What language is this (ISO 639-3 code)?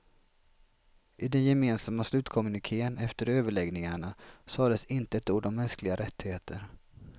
swe